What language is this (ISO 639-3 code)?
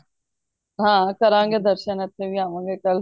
pan